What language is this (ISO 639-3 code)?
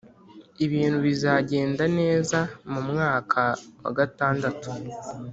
kin